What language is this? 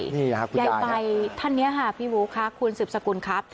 Thai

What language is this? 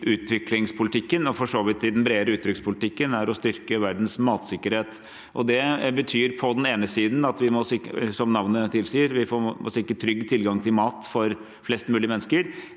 Norwegian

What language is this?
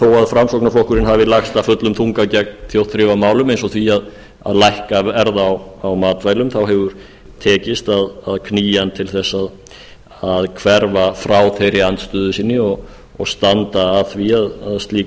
Icelandic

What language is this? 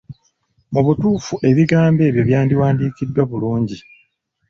Ganda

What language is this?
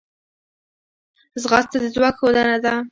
Pashto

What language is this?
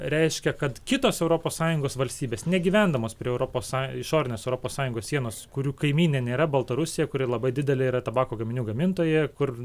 Lithuanian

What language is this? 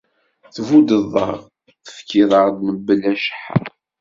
Kabyle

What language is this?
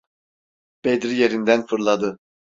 Turkish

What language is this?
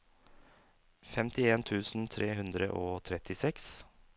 Norwegian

